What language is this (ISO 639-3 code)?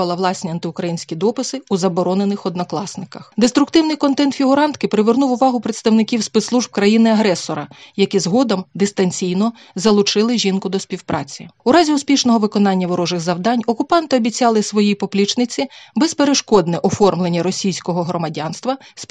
ukr